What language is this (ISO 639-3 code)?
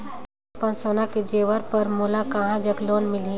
hne